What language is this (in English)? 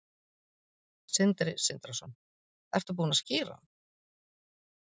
Icelandic